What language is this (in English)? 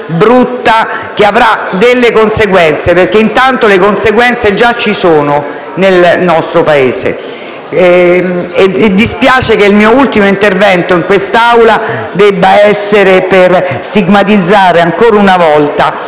Italian